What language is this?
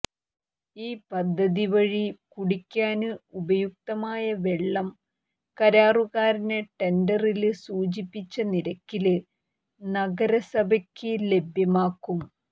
Malayalam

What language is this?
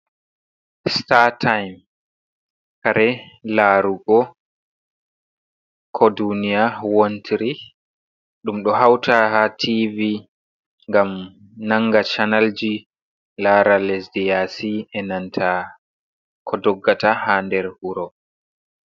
Fula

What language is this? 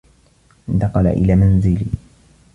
Arabic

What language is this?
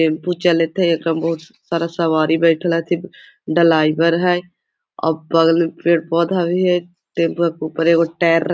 Magahi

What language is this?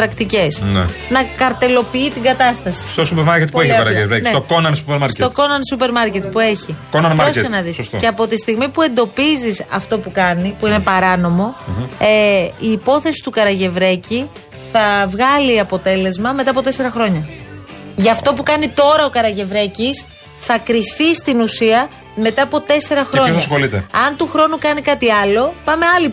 Greek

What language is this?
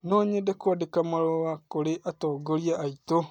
Kikuyu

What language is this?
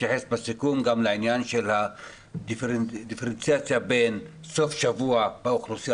Hebrew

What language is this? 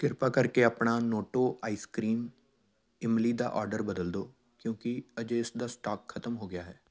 Punjabi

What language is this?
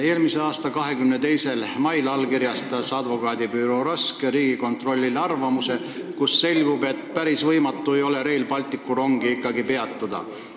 Estonian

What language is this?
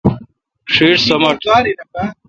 Kalkoti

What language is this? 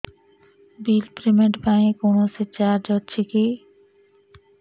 Odia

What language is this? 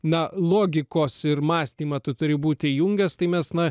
Lithuanian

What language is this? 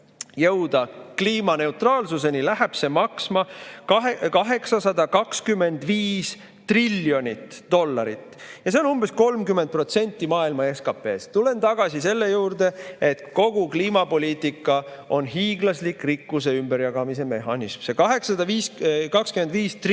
Estonian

